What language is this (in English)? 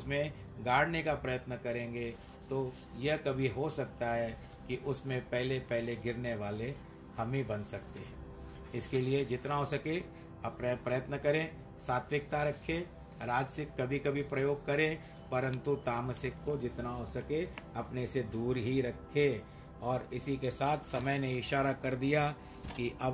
Hindi